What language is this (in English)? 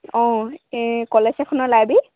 Assamese